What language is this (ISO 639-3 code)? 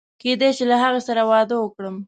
pus